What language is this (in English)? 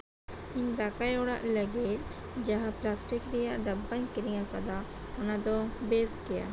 Santali